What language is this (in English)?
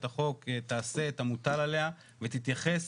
Hebrew